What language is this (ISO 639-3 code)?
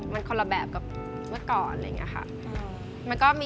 tha